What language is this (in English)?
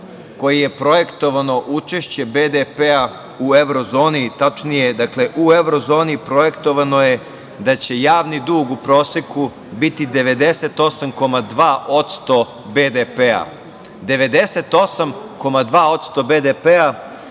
Serbian